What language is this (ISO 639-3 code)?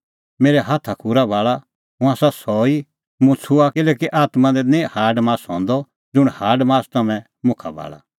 kfx